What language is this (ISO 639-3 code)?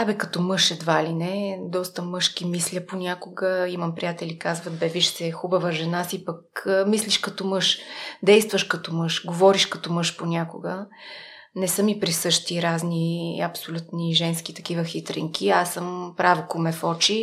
bul